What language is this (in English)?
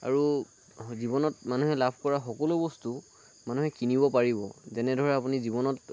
Assamese